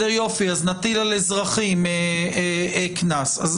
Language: Hebrew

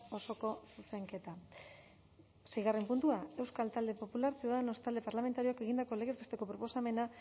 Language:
Basque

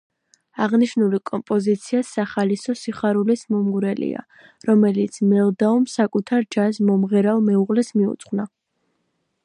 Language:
Georgian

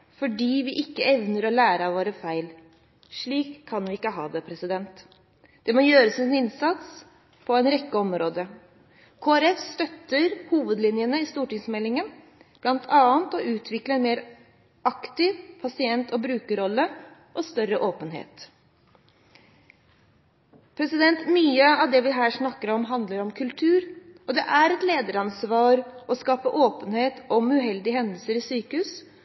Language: Norwegian Bokmål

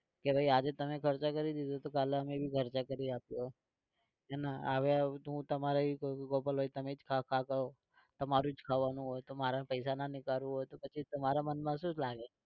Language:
Gujarati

